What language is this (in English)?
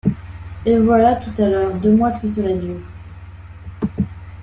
French